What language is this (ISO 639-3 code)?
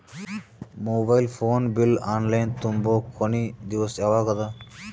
kan